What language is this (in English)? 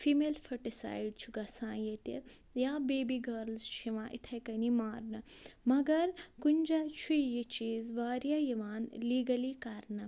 Kashmiri